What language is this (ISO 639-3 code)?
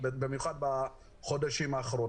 heb